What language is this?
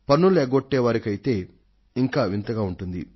Telugu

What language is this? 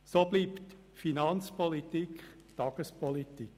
Swiss German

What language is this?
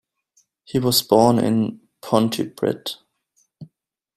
English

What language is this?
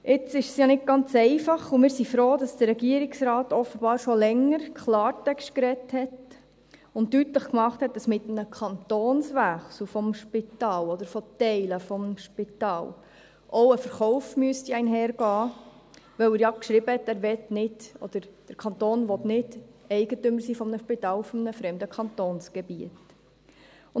Swiss German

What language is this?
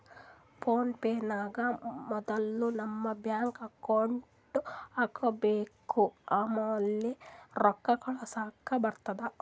Kannada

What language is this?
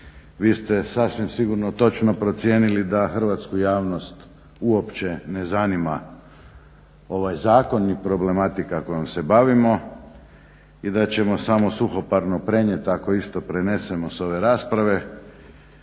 Croatian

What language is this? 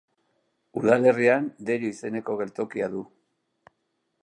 Basque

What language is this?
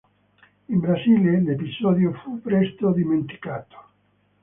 Italian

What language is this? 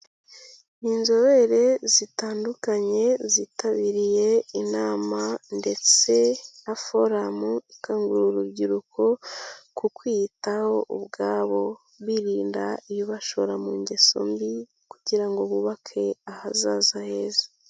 Kinyarwanda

